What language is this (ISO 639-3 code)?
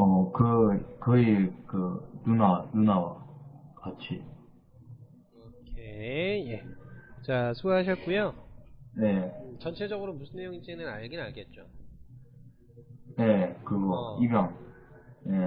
kor